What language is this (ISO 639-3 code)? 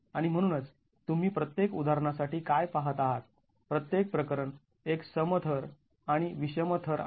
mar